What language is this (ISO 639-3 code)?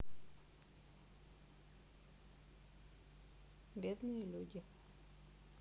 rus